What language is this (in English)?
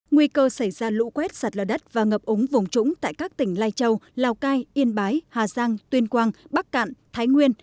Vietnamese